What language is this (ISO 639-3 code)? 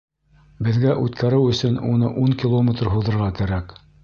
bak